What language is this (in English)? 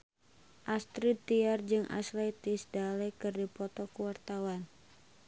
Sundanese